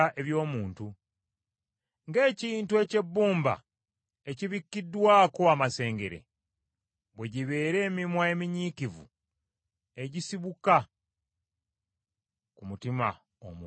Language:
Ganda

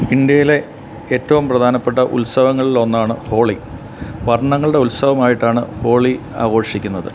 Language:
Malayalam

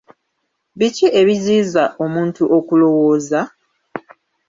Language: Ganda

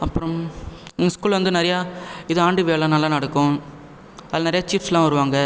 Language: Tamil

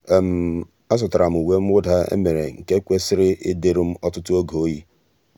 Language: Igbo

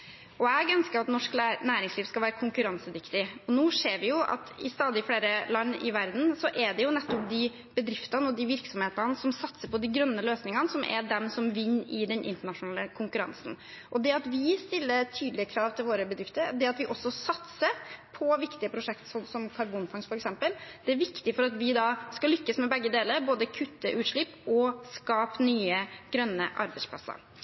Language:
Norwegian Bokmål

